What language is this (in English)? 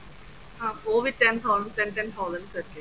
Punjabi